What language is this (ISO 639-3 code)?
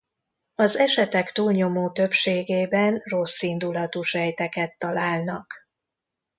hun